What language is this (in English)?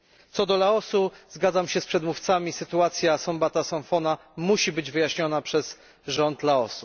Polish